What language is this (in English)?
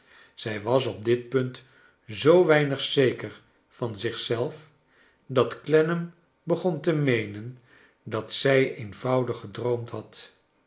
Dutch